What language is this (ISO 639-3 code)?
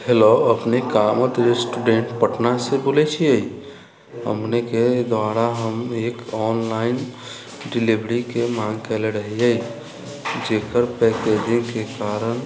mai